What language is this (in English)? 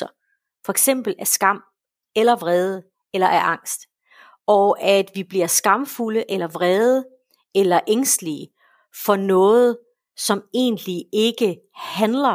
Danish